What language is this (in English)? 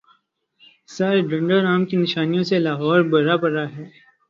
Urdu